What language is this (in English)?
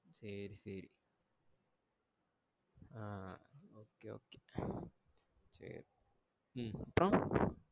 Tamil